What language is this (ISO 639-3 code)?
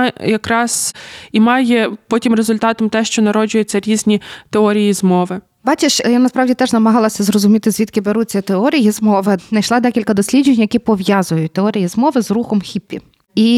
ukr